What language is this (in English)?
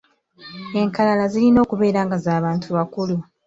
Ganda